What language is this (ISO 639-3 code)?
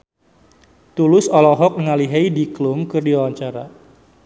sun